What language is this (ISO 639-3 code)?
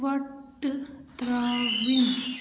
kas